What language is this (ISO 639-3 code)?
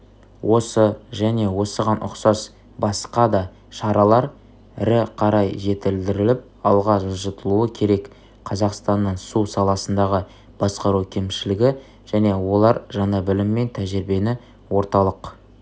kaz